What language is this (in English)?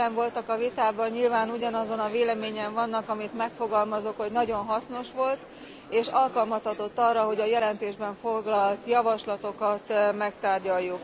Hungarian